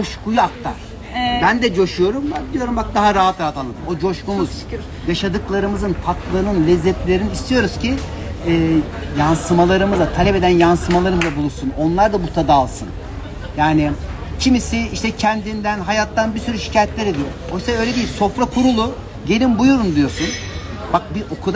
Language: Turkish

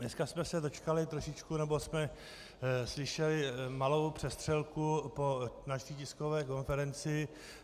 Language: Czech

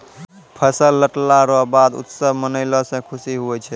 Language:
Maithili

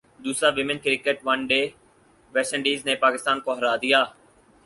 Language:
Urdu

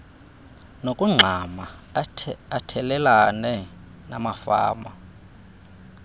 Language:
Xhosa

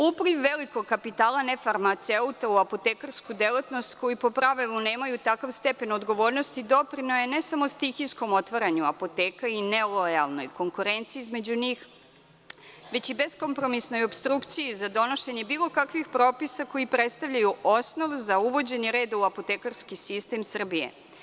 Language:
Serbian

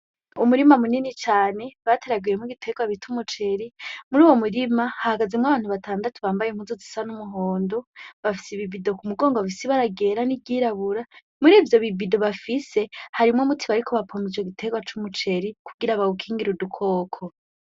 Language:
Rundi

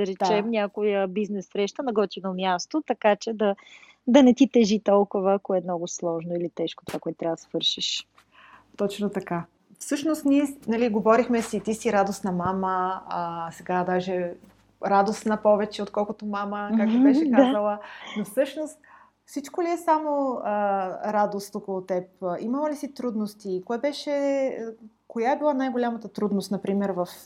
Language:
Bulgarian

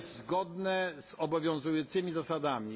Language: Polish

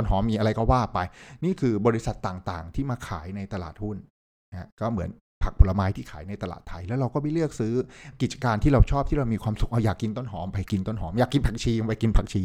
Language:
Thai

